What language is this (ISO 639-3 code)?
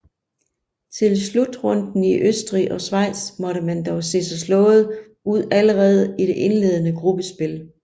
dan